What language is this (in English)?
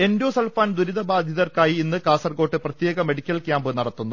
Malayalam